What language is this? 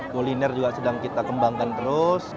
Indonesian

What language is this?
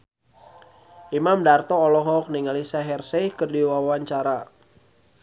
Sundanese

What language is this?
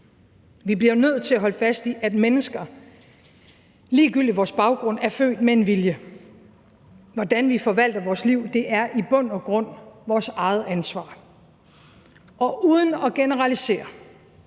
Danish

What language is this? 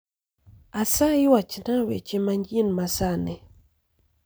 Luo (Kenya and Tanzania)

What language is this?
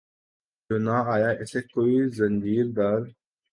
Urdu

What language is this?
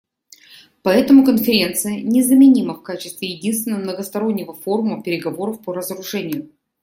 Russian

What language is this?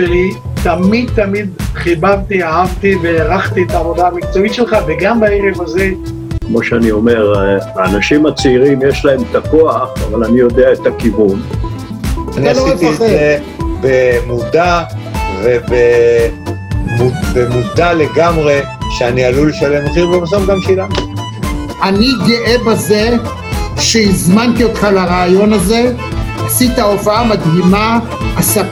Hebrew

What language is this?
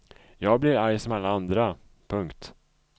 Swedish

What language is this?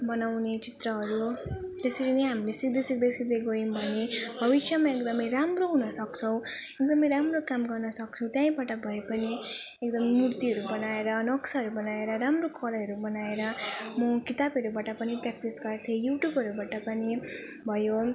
Nepali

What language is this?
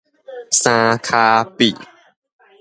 Min Nan Chinese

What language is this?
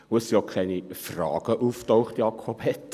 Swiss German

